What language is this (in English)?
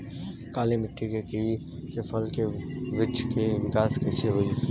Bhojpuri